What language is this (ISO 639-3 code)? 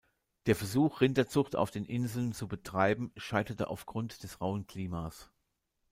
deu